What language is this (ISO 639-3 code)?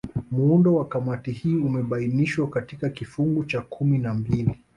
swa